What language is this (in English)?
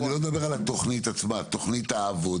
Hebrew